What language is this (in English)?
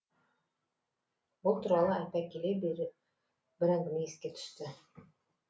Kazakh